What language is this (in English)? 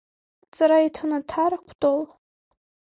Abkhazian